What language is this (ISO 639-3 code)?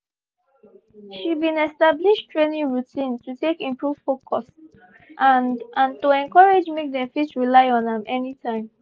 pcm